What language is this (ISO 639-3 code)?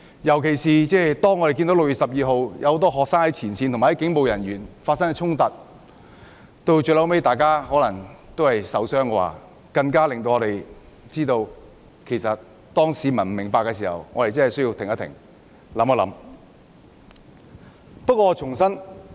yue